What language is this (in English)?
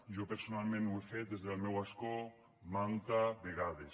Catalan